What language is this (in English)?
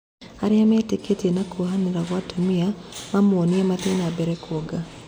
Kikuyu